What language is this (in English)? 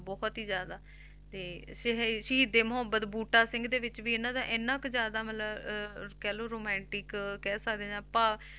Punjabi